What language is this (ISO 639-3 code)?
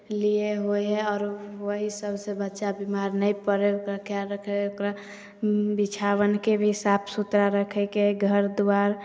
mai